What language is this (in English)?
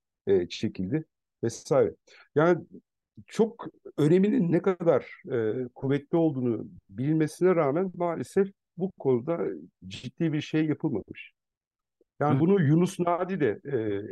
Turkish